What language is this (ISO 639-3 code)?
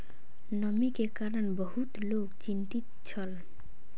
mai